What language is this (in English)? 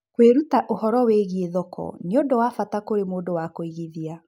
Kikuyu